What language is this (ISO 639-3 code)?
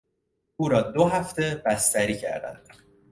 fas